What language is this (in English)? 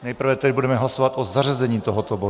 Czech